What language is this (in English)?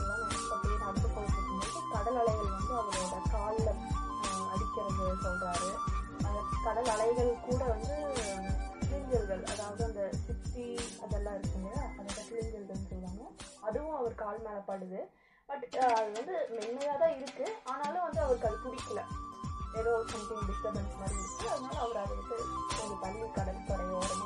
Tamil